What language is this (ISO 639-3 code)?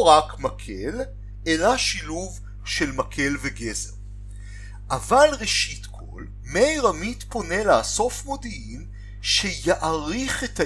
heb